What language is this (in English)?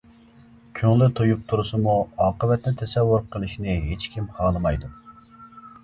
Uyghur